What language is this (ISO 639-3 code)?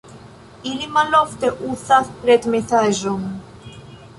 epo